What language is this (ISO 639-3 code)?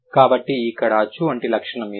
tel